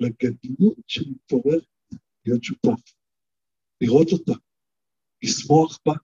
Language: Hebrew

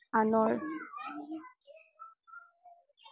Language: Assamese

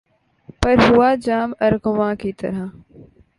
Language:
Urdu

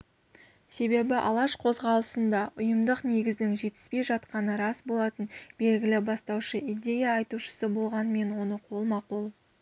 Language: Kazakh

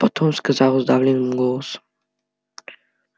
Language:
Russian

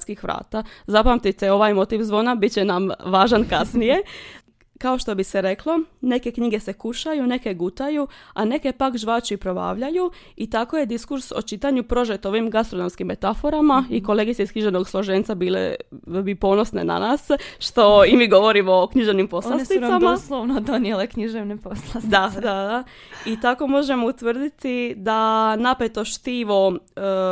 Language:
Croatian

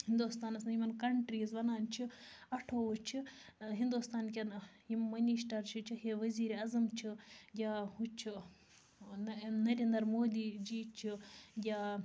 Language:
Kashmiri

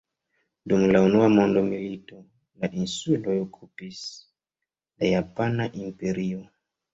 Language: Esperanto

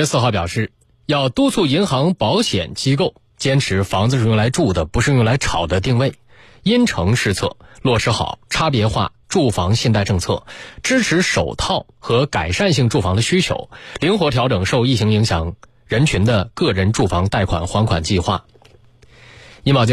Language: Chinese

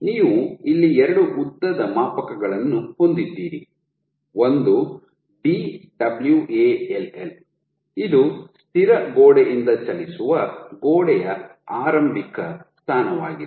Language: Kannada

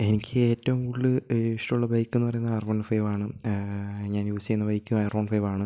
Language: Malayalam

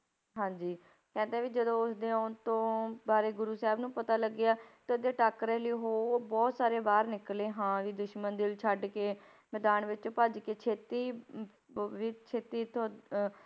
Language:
Punjabi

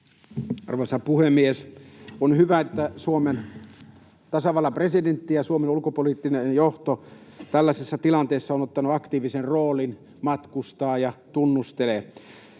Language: Finnish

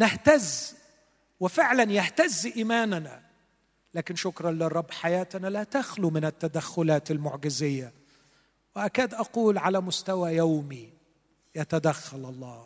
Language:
Arabic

